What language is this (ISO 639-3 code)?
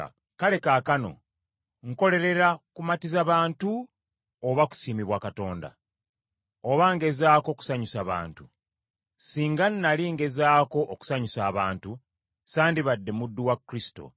lug